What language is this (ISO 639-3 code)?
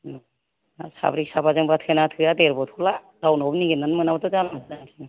brx